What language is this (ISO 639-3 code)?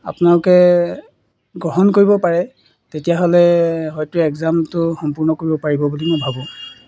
asm